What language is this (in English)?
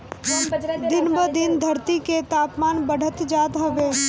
Bhojpuri